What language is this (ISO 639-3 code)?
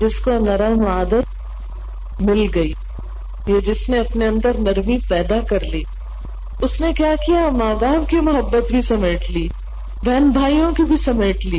urd